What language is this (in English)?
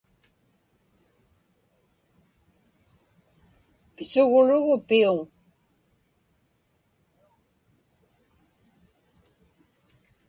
Inupiaq